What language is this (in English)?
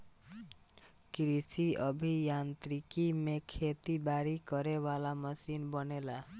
Bhojpuri